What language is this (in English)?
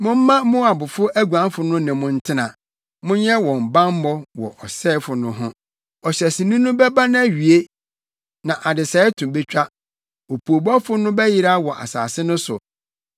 Akan